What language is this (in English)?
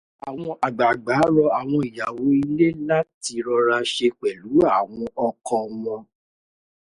Yoruba